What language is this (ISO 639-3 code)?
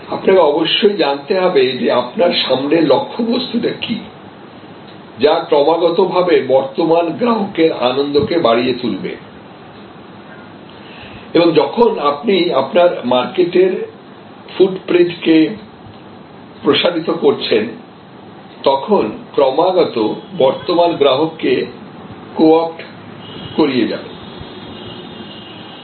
ben